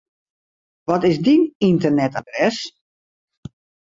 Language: Western Frisian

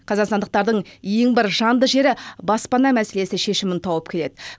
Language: Kazakh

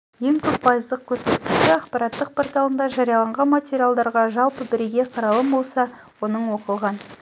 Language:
Kazakh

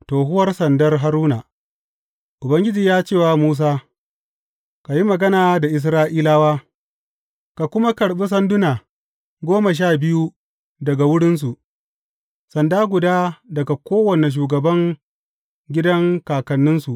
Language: Hausa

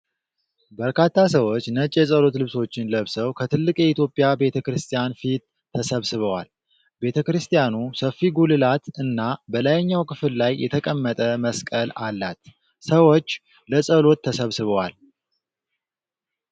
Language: Amharic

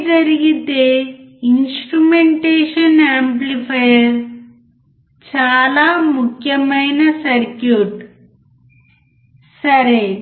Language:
Telugu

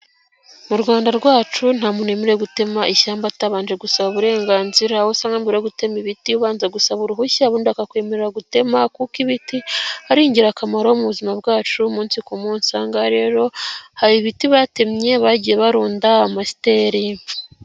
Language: Kinyarwanda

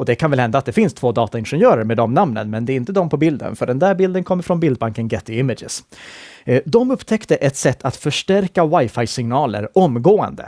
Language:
Swedish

